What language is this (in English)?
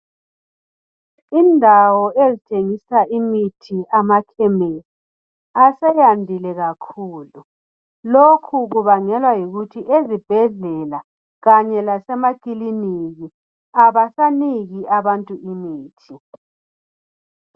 North Ndebele